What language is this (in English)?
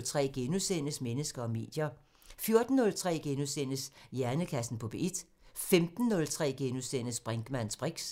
Danish